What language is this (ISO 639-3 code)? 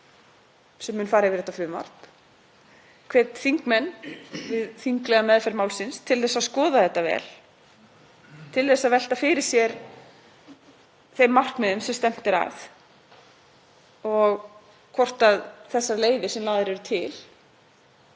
isl